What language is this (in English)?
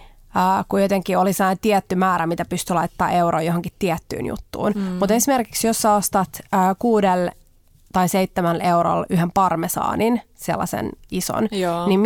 Finnish